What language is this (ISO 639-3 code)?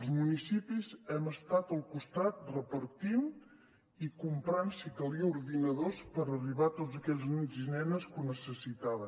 cat